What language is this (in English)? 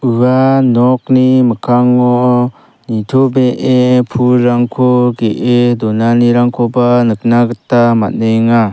Garo